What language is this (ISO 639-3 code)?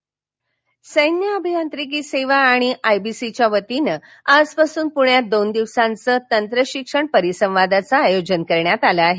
mar